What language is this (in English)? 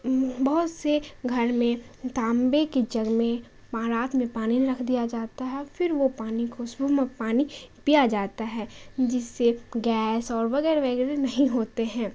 Urdu